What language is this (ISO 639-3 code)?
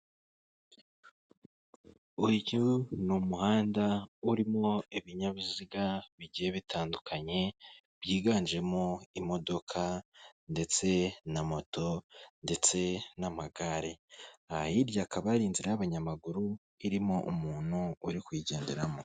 kin